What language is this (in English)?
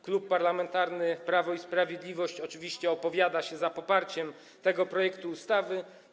Polish